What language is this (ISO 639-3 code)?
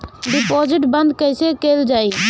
bho